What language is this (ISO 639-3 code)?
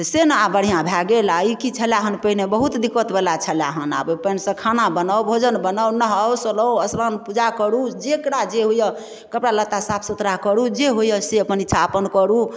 mai